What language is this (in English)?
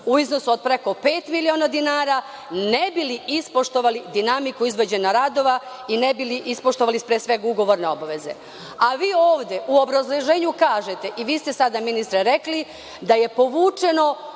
Serbian